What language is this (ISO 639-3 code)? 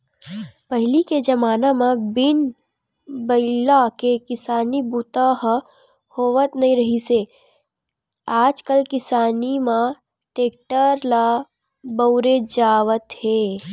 hne